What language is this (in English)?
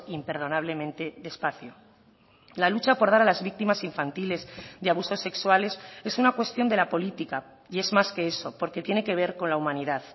Spanish